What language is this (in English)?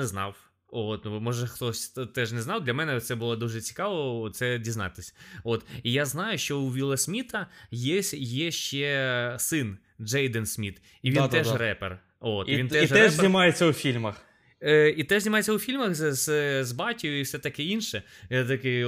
Ukrainian